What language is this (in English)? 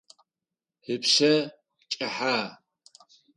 Adyghe